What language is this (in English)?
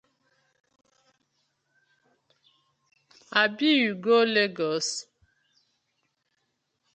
Nigerian Pidgin